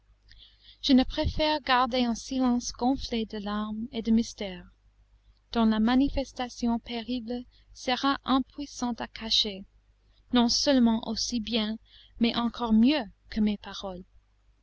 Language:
French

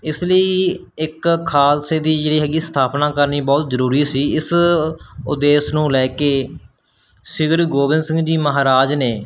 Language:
Punjabi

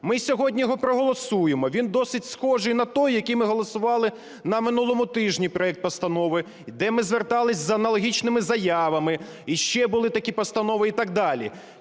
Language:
Ukrainian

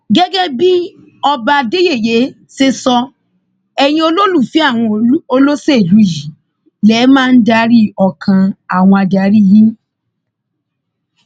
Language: Yoruba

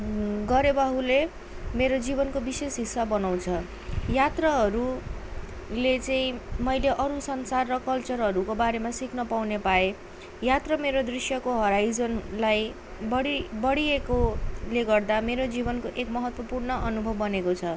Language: Nepali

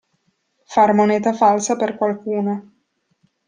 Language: Italian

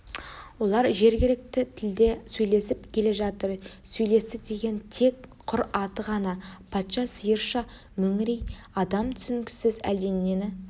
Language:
Kazakh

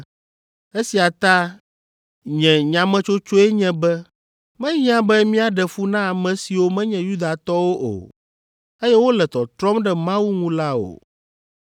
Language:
Ewe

